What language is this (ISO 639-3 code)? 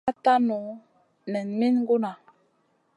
mcn